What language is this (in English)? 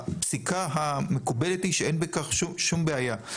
Hebrew